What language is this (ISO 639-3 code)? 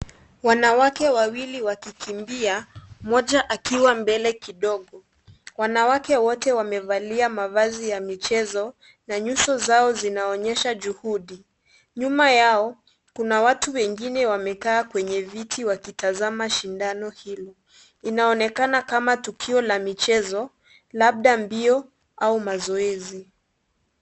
swa